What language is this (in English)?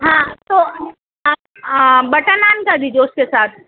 Urdu